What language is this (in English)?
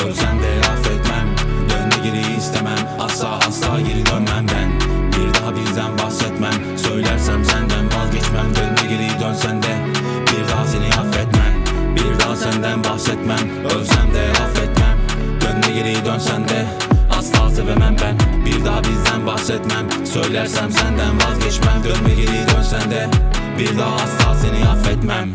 Turkish